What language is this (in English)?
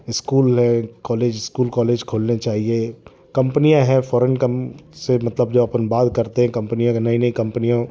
Hindi